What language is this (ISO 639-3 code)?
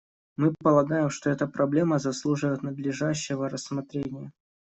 rus